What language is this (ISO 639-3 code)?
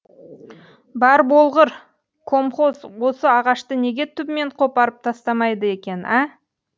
kaz